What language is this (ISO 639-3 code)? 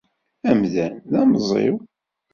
kab